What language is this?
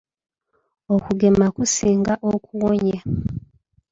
Ganda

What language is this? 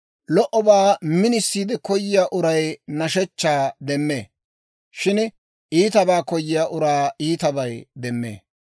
Dawro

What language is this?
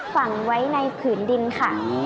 Thai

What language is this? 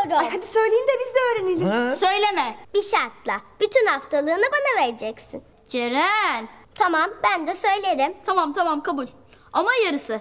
Turkish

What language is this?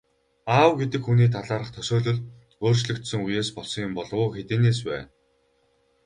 Mongolian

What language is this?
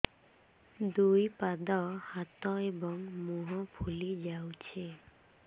Odia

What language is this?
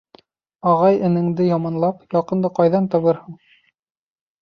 Bashkir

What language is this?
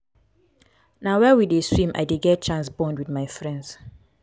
Nigerian Pidgin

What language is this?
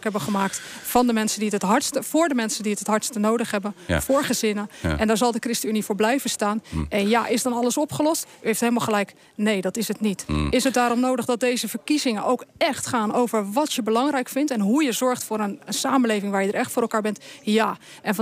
Dutch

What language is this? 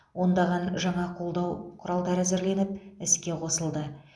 Kazakh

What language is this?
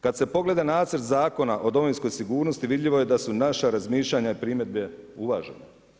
Croatian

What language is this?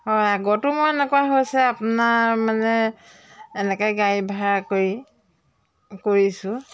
Assamese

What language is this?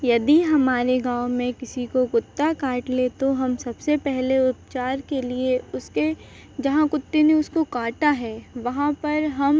Hindi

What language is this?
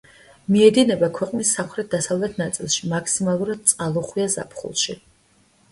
Georgian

